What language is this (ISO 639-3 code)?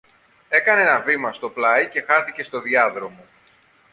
ell